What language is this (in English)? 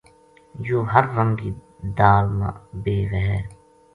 Gujari